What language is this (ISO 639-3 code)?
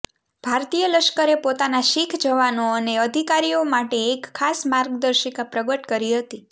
guj